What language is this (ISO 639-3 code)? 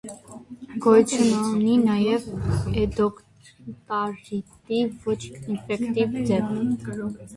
hye